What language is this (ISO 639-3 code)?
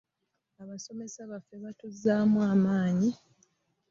lug